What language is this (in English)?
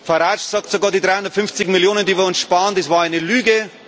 German